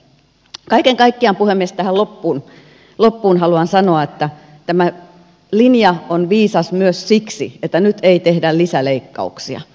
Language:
Finnish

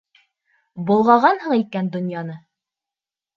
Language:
Bashkir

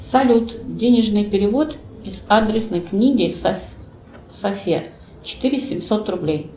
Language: Russian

